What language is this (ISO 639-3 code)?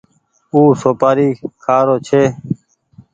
gig